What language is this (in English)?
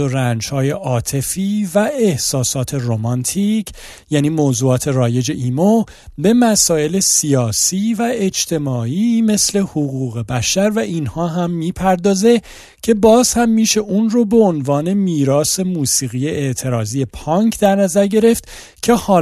Persian